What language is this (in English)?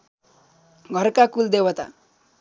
Nepali